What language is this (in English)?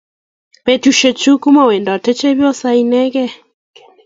Kalenjin